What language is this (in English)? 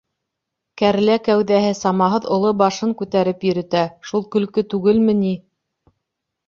Bashkir